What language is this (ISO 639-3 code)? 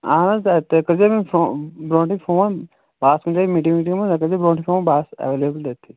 kas